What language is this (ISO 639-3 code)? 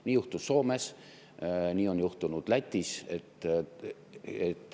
est